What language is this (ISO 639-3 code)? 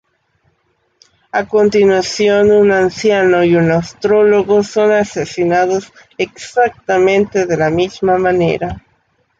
spa